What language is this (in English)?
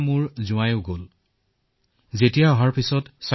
Assamese